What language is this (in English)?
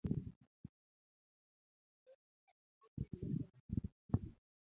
Luo (Kenya and Tanzania)